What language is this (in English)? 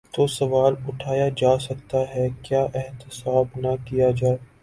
Urdu